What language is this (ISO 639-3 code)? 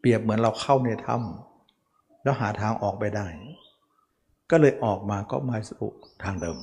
tha